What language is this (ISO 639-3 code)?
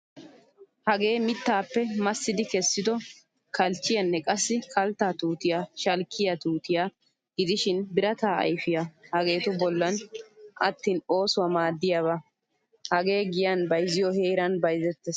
wal